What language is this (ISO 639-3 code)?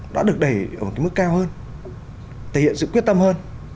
vie